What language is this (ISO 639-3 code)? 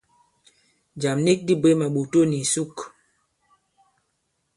abb